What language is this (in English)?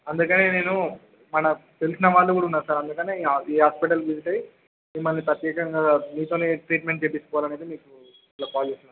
Telugu